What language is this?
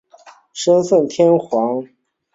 Chinese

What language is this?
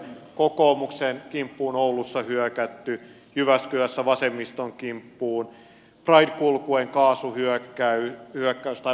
Finnish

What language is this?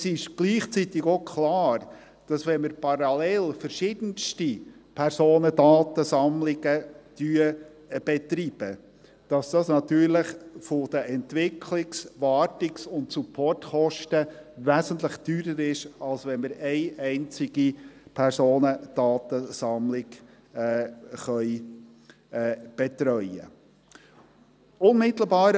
Swiss German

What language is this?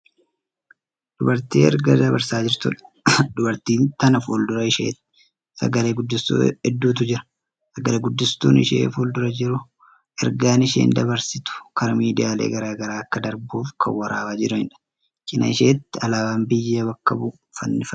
Oromo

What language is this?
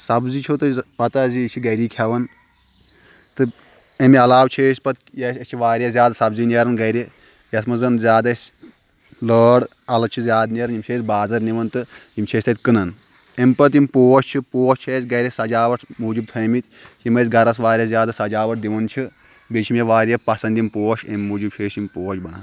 Kashmiri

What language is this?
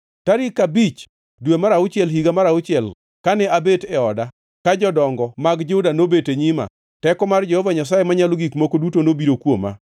Luo (Kenya and Tanzania)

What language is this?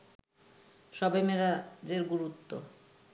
Bangla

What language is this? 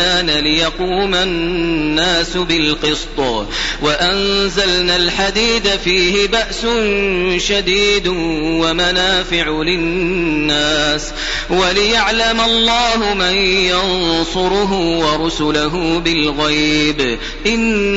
Arabic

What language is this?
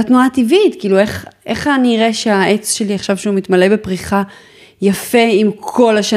Hebrew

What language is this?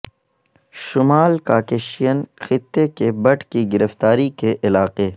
Urdu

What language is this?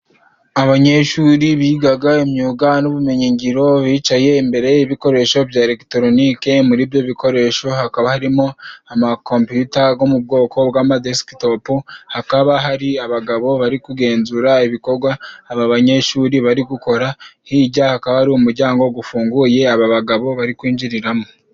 Kinyarwanda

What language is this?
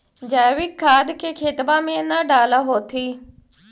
Magahi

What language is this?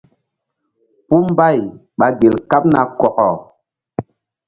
Mbum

